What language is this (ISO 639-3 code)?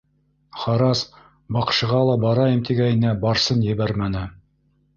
bak